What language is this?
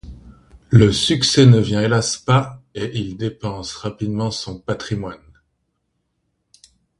French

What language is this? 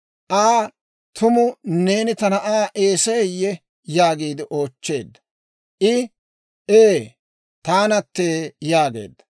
Dawro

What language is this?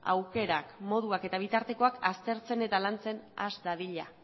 Basque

